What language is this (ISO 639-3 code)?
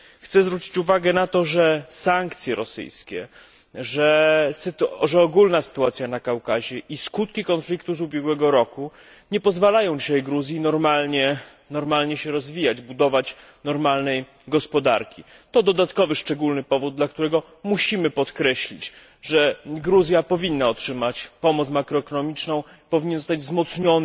pol